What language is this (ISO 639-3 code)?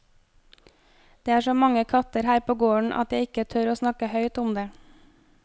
nor